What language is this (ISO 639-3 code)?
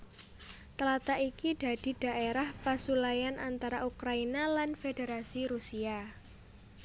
jav